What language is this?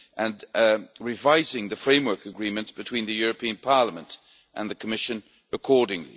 English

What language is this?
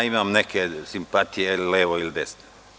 Serbian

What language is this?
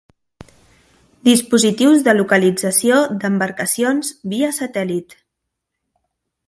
Catalan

